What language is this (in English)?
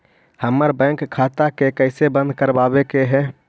Magahi